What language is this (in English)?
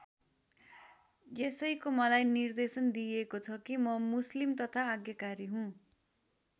Nepali